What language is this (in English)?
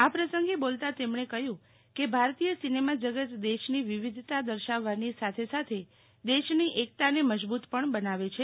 Gujarati